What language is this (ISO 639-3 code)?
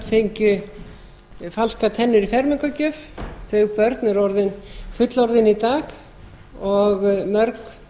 isl